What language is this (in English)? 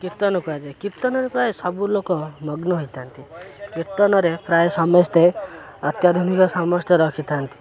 Odia